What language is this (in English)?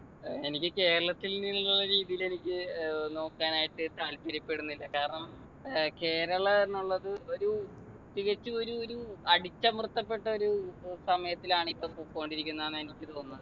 Malayalam